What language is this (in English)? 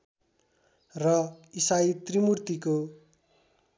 Nepali